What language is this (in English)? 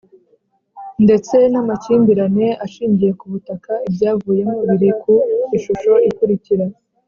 Kinyarwanda